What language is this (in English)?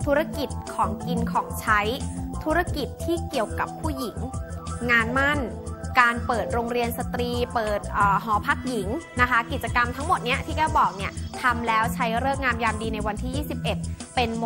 Thai